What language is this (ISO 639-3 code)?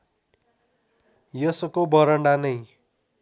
nep